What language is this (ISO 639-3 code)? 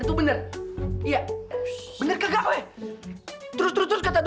ind